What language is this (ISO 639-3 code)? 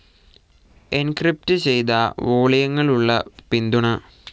mal